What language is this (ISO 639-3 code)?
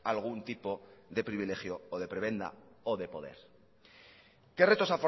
spa